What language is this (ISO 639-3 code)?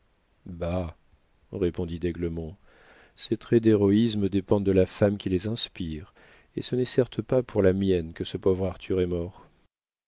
fra